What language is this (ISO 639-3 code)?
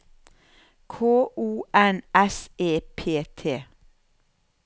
nor